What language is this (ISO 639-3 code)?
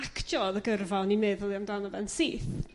cym